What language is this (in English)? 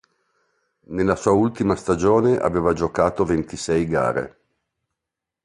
Italian